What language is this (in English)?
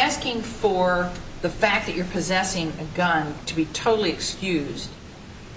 English